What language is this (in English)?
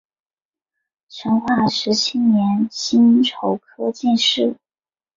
Chinese